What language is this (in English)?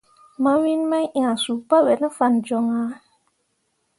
Mundang